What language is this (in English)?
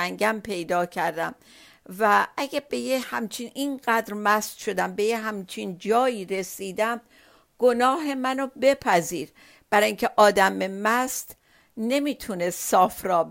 Persian